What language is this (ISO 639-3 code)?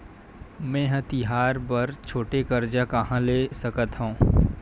hne